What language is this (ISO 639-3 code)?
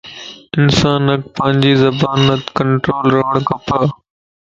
lss